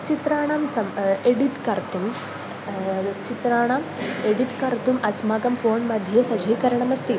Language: Sanskrit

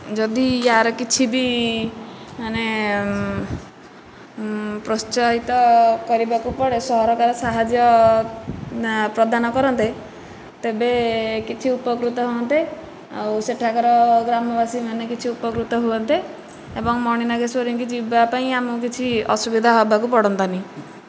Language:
Odia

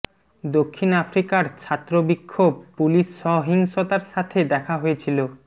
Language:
Bangla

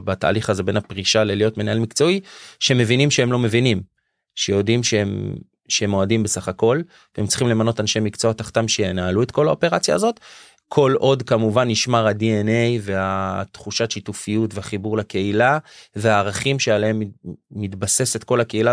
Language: Hebrew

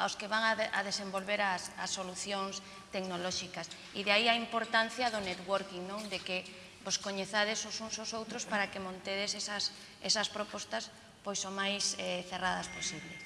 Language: Spanish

